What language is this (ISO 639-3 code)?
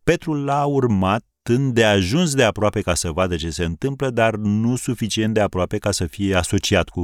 ron